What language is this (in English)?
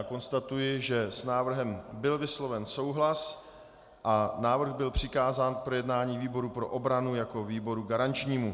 Czech